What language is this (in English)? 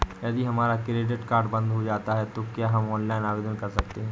Hindi